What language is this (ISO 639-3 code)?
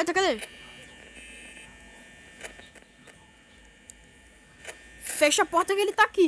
por